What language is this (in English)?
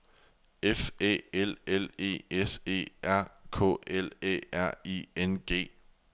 Danish